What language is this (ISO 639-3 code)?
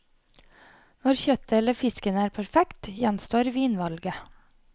nor